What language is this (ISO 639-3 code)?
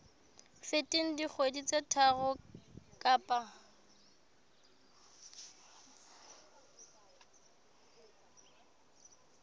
sot